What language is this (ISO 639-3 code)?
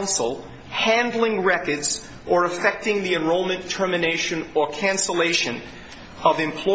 eng